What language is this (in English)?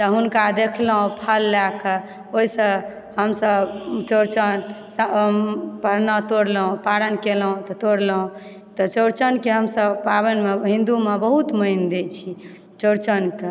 Maithili